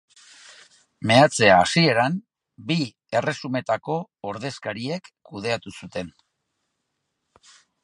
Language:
Basque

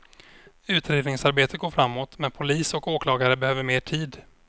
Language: Swedish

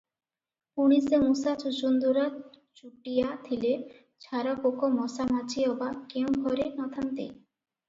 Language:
Odia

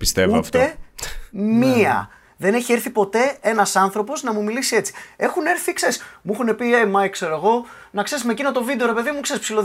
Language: Greek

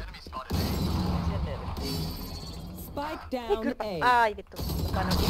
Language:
Finnish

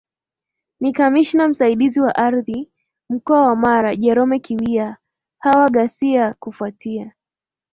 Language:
Swahili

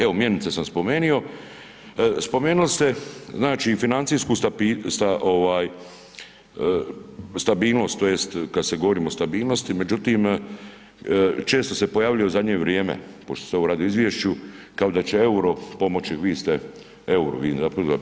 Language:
Croatian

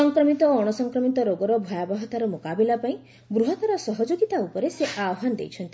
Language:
Odia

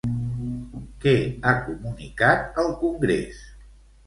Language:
Catalan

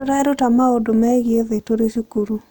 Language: Kikuyu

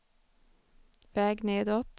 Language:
Swedish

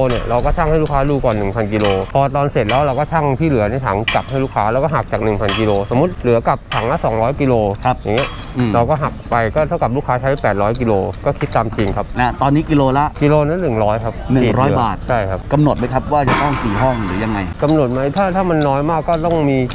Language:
Thai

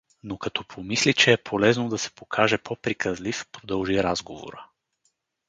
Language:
Bulgarian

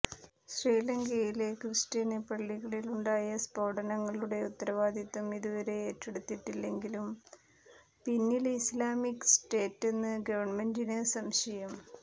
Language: Malayalam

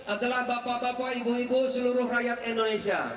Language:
Indonesian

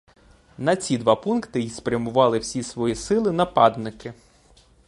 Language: Ukrainian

